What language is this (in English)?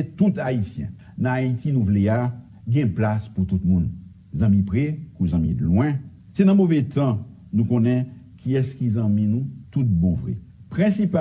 French